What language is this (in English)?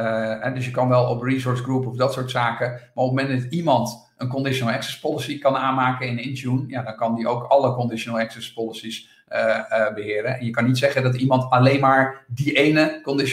Dutch